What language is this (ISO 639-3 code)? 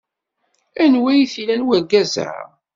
kab